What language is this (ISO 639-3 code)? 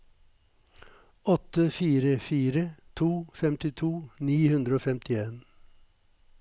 nor